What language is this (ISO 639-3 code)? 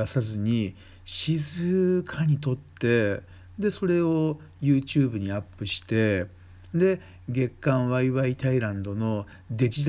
jpn